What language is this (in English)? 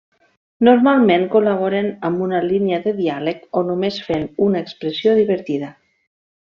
Catalan